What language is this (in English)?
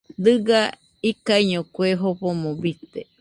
Nüpode Huitoto